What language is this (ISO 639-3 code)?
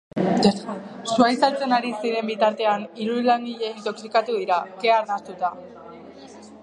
eus